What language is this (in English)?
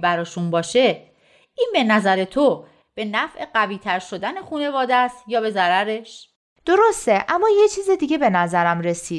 Persian